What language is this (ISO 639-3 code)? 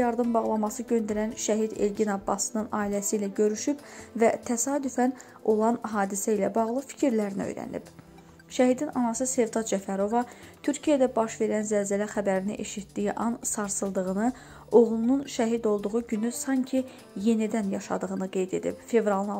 tur